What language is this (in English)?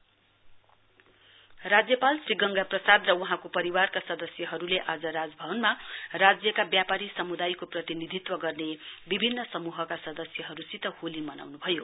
Nepali